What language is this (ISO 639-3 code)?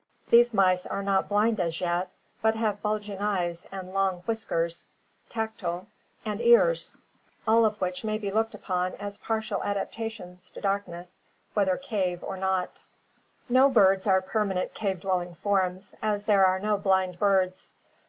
eng